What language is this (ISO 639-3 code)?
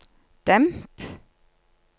nor